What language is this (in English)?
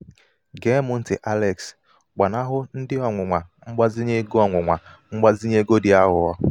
Igbo